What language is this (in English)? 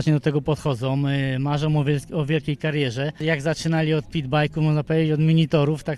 Polish